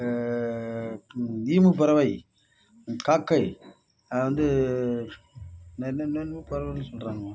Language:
Tamil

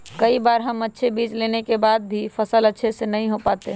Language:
Magahi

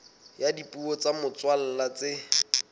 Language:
Southern Sotho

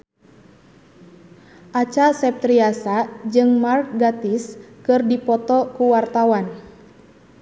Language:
Sundanese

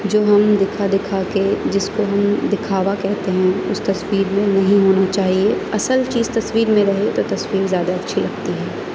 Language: Urdu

